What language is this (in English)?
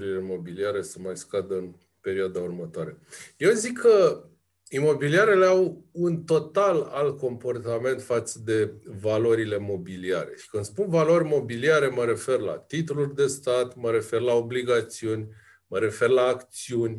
Romanian